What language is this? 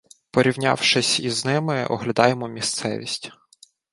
Ukrainian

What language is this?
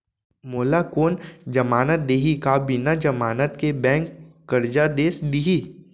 Chhattisgarhi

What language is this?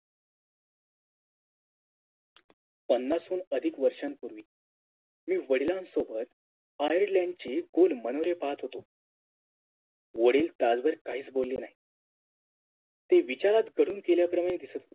Marathi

